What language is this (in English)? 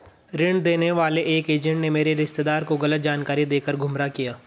Hindi